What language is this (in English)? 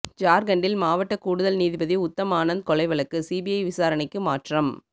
Tamil